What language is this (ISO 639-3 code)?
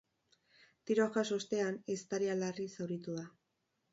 eus